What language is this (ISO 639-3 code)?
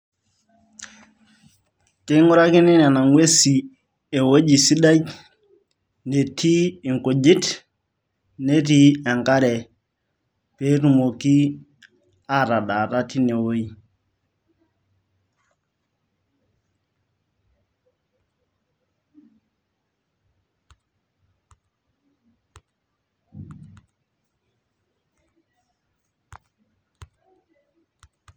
mas